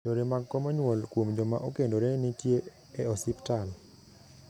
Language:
Luo (Kenya and Tanzania)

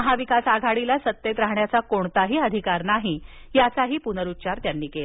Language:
Marathi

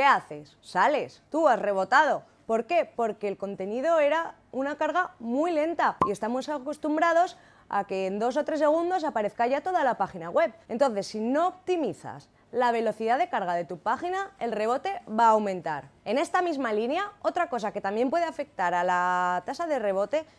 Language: Spanish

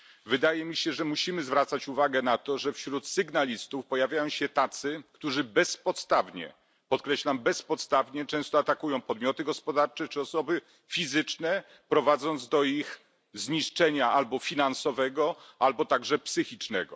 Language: Polish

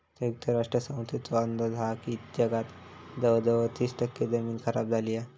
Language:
Marathi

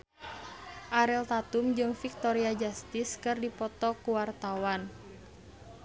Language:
Sundanese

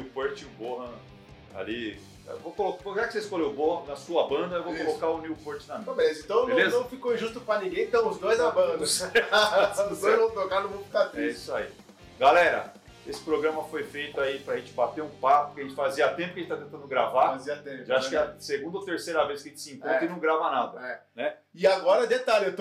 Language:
Portuguese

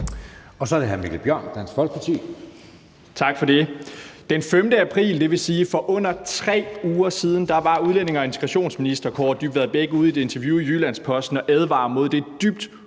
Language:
Danish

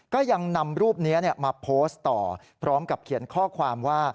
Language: Thai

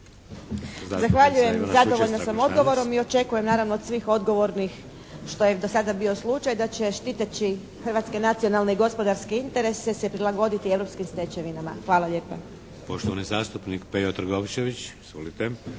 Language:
Croatian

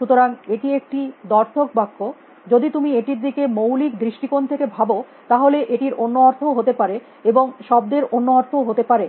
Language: Bangla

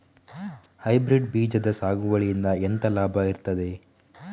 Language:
Kannada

